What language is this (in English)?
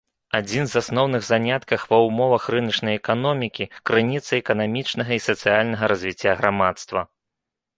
Belarusian